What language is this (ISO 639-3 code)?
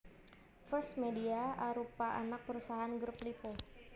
jav